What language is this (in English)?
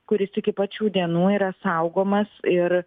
Lithuanian